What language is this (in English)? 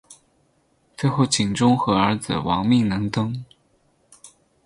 Chinese